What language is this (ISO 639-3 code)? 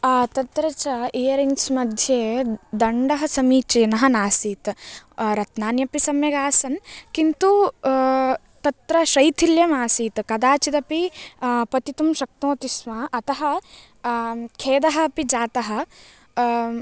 san